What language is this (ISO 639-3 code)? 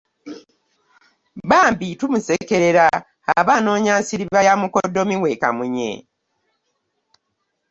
lug